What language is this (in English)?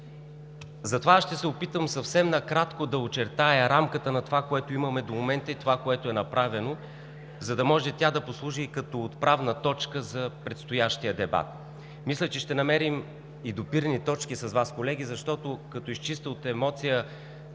Bulgarian